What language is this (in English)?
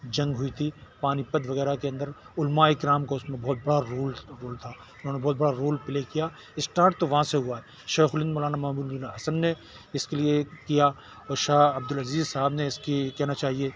Urdu